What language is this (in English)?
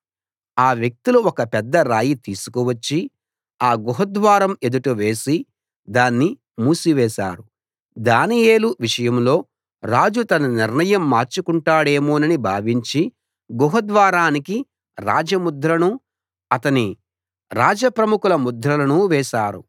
Telugu